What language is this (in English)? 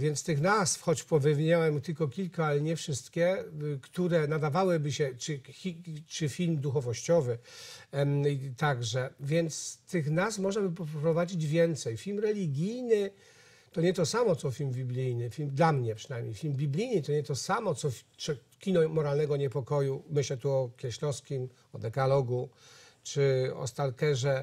Polish